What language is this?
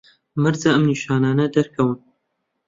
Central Kurdish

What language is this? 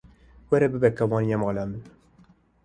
Kurdish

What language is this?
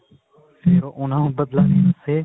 Punjabi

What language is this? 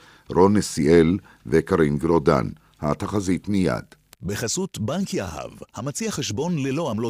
Hebrew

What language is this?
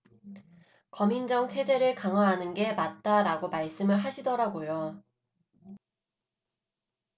Korean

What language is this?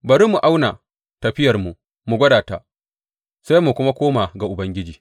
Hausa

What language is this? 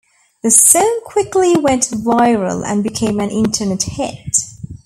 English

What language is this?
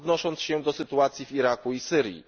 Polish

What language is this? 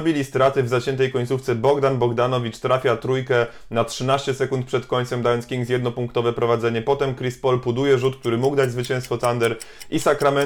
Polish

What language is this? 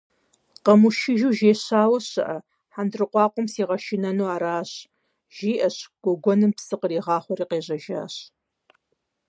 Kabardian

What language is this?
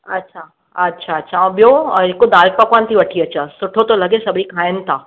Sindhi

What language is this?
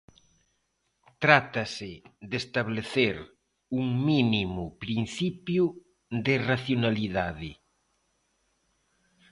Galician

